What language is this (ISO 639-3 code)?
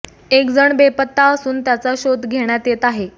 mar